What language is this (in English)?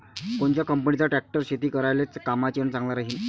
Marathi